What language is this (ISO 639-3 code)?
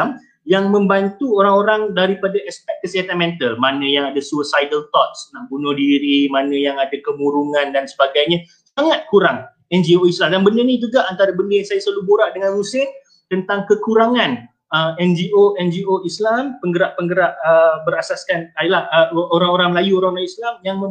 msa